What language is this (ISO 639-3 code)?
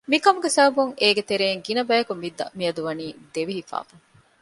div